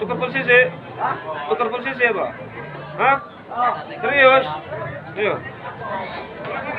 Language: Indonesian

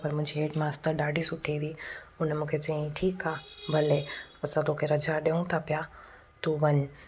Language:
Sindhi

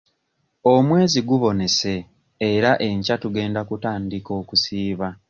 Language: Ganda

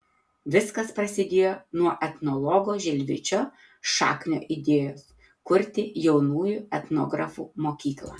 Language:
Lithuanian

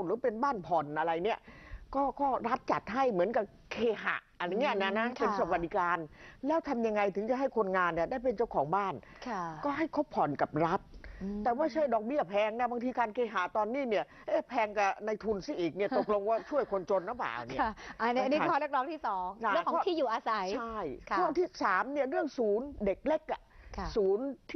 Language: Thai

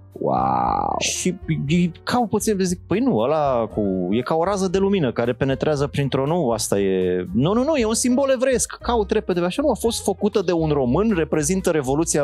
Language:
Romanian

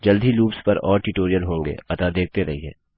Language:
Hindi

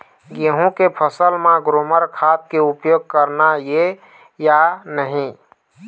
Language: Chhattisgarhi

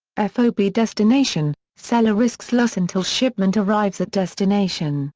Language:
English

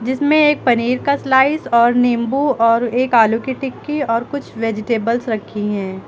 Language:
Hindi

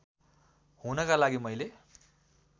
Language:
Nepali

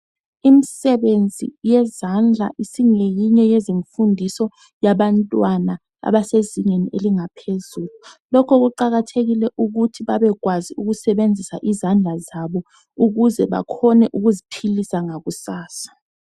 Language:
North Ndebele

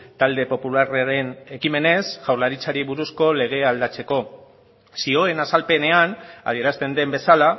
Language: Basque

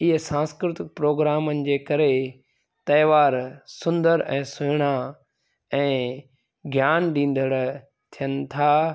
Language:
Sindhi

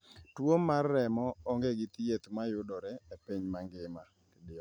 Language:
Luo (Kenya and Tanzania)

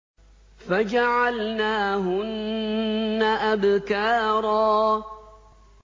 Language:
Arabic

